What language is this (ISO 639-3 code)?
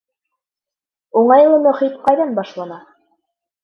bak